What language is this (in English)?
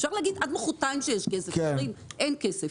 Hebrew